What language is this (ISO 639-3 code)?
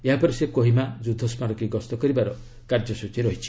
ori